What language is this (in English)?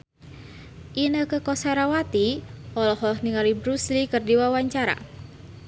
Sundanese